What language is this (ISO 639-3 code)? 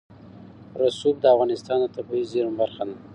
pus